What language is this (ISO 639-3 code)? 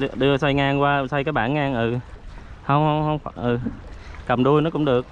vie